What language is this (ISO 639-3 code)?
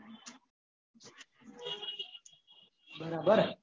guj